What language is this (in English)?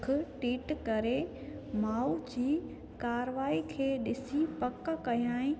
Sindhi